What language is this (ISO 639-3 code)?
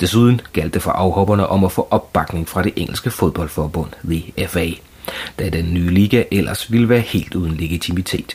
dan